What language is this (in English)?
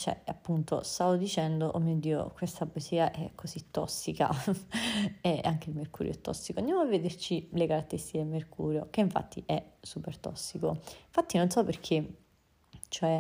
Italian